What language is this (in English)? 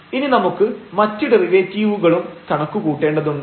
Malayalam